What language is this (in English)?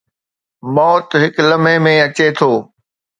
Sindhi